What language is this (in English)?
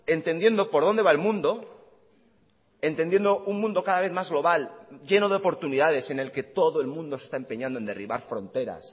Spanish